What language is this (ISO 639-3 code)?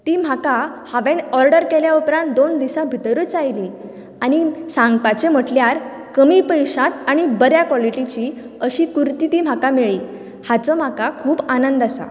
kok